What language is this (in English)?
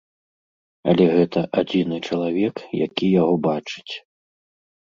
Belarusian